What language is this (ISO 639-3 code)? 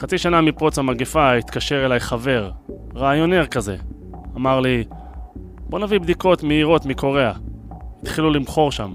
heb